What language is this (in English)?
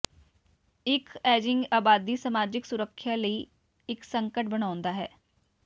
Punjabi